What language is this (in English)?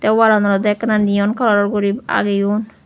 Chakma